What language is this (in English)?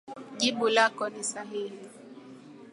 Swahili